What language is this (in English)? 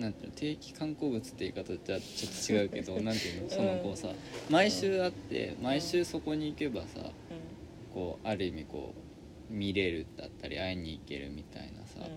Japanese